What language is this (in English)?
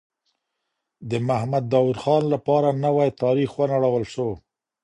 Pashto